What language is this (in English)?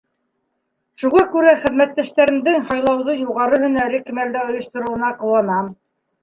Bashkir